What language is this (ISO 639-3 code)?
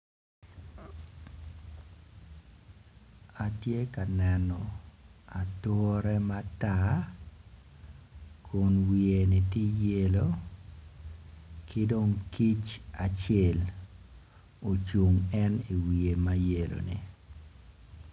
ach